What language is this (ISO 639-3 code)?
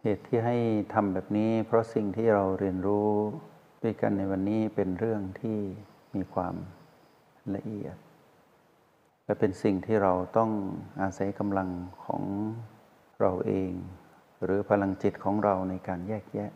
tha